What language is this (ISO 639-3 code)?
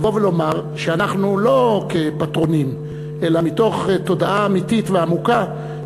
heb